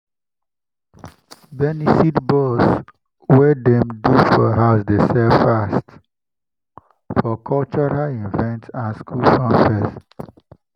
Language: Nigerian Pidgin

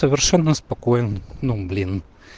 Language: Russian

